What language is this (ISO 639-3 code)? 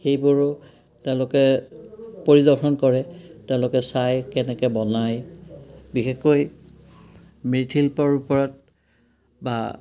asm